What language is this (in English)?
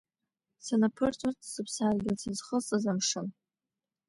Abkhazian